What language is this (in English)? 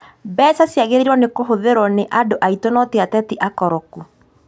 Kikuyu